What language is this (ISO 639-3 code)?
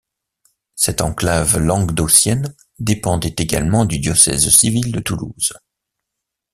fra